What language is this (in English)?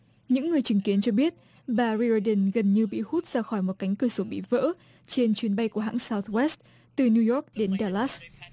Vietnamese